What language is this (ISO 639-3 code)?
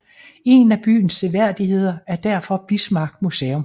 dan